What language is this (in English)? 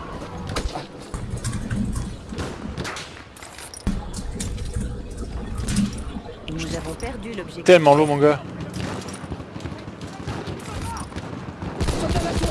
French